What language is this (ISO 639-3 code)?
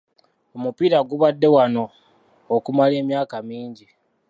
lug